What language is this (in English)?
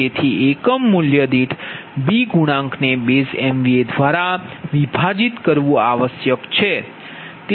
Gujarati